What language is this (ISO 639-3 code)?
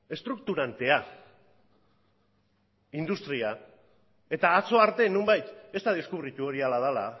eus